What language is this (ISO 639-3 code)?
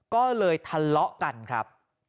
tha